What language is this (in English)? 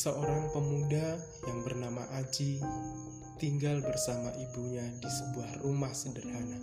Indonesian